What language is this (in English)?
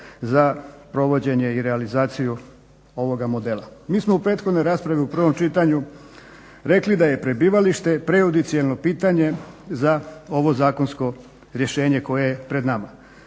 Croatian